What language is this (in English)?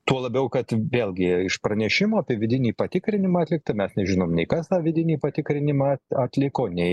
Lithuanian